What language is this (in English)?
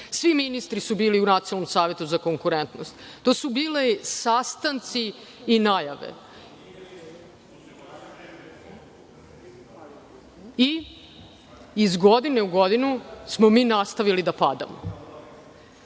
Serbian